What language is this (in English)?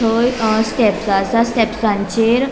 Konkani